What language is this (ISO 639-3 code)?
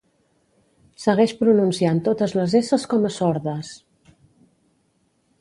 cat